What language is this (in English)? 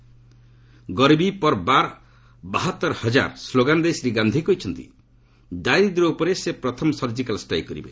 Odia